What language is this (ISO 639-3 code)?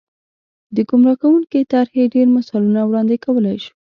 pus